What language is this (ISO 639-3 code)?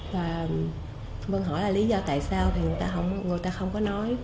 vie